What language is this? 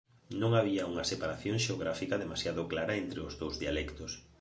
Galician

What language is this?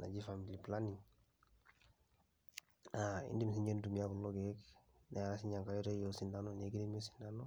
Masai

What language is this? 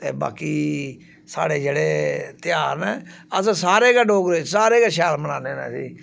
Dogri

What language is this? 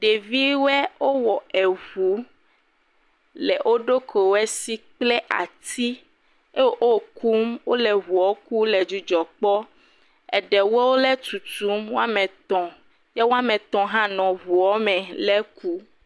Ewe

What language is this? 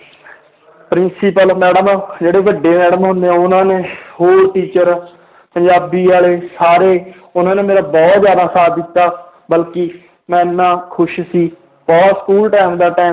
Punjabi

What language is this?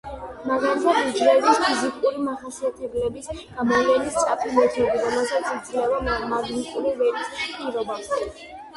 Georgian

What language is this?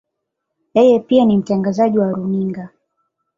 Swahili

